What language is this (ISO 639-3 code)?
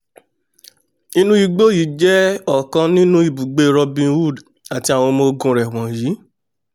yor